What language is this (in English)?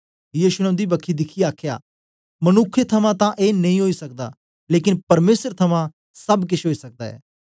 Dogri